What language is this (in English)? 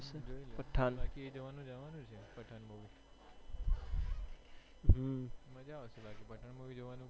Gujarati